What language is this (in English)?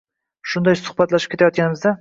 Uzbek